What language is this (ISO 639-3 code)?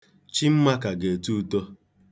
ibo